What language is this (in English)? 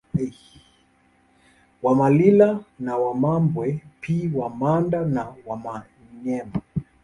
Swahili